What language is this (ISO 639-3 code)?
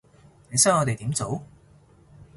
yue